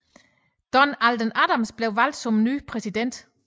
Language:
Danish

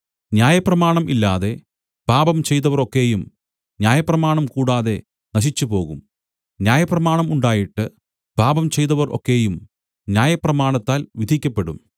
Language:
Malayalam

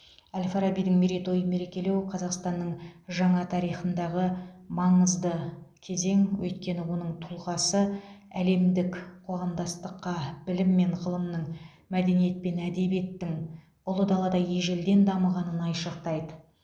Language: Kazakh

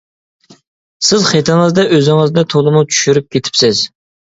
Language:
Uyghur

